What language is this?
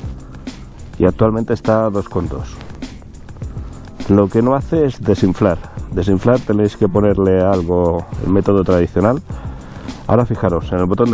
Spanish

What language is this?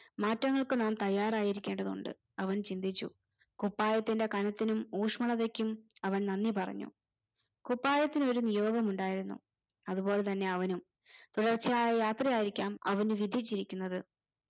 Malayalam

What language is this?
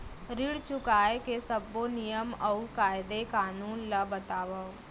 Chhattisgarhi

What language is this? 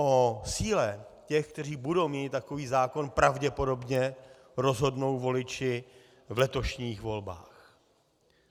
Czech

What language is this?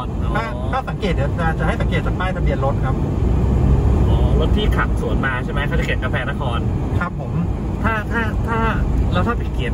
Thai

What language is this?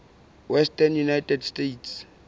Southern Sotho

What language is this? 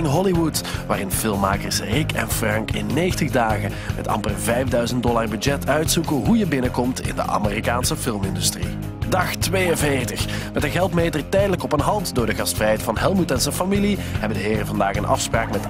Dutch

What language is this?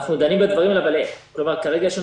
Hebrew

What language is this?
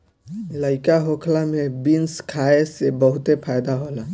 Bhojpuri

